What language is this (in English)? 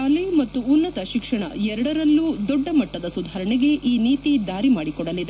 Kannada